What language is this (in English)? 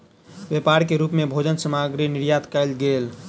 Maithili